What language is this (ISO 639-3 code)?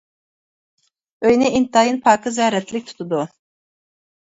uig